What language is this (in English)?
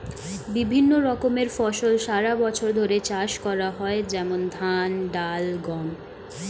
Bangla